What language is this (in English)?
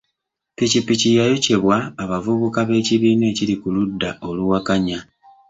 Ganda